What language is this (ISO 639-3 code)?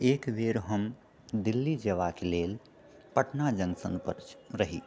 mai